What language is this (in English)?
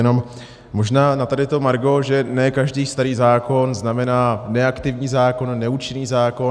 Czech